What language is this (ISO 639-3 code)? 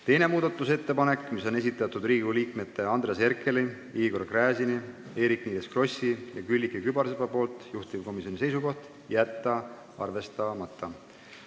est